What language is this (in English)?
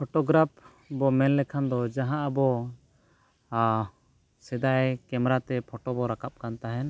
Santali